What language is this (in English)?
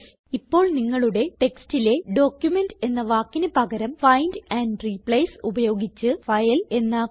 Malayalam